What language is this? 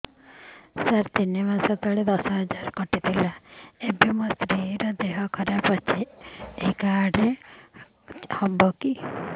Odia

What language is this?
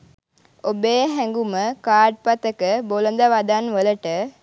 Sinhala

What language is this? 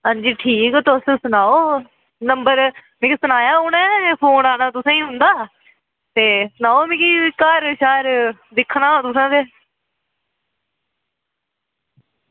Dogri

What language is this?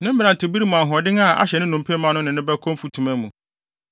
Akan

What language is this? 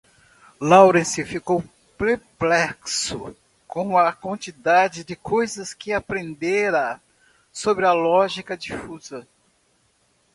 Portuguese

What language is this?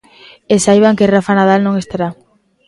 Galician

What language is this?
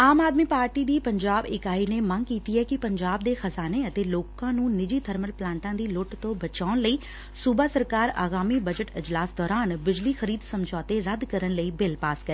Punjabi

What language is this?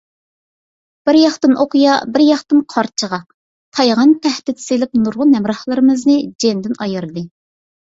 Uyghur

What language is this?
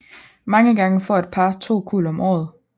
Danish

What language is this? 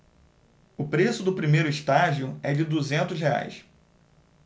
Portuguese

